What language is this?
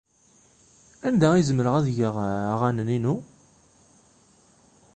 Kabyle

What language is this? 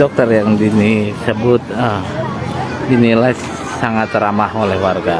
Indonesian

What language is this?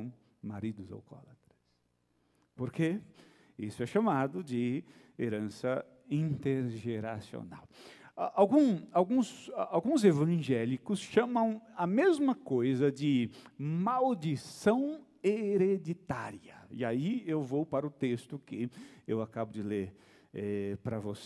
Portuguese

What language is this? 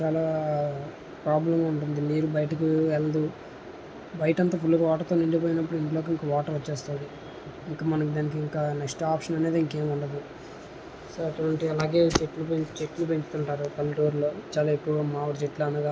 Telugu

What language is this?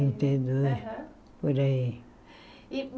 Portuguese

